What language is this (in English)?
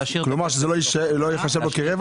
Hebrew